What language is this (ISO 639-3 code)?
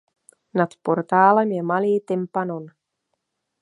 ces